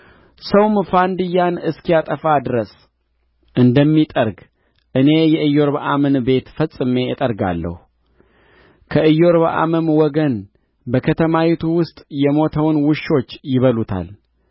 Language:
Amharic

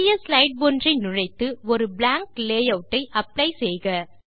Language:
Tamil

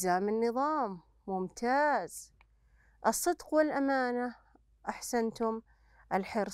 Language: Arabic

